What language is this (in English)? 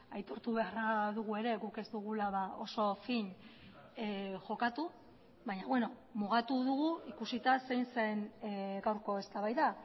Basque